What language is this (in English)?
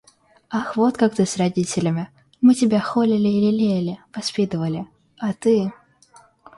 Russian